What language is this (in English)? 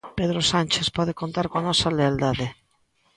Galician